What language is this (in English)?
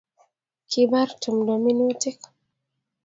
Kalenjin